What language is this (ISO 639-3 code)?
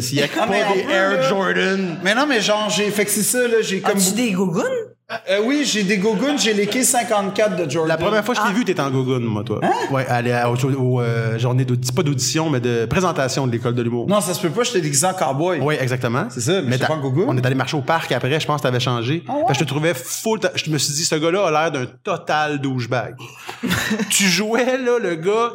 fra